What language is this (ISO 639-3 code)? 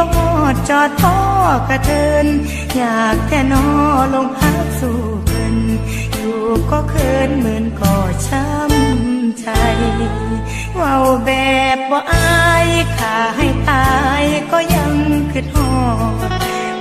tha